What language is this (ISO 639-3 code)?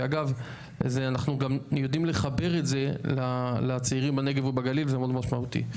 heb